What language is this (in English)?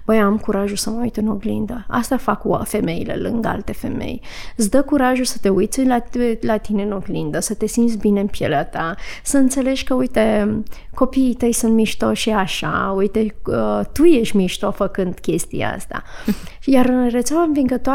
Romanian